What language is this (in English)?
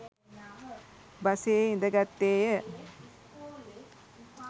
Sinhala